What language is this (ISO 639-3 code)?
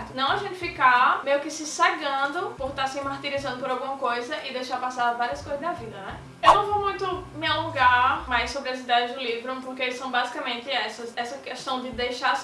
por